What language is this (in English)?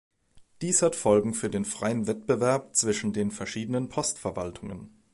German